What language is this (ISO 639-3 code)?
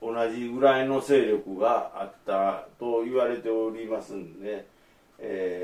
jpn